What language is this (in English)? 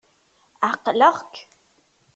Kabyle